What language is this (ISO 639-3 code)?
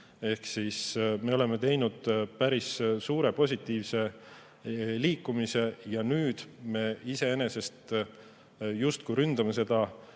est